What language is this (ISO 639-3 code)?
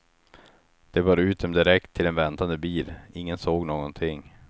swe